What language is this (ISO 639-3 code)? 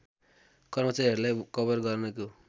nep